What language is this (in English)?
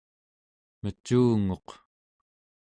Central Yupik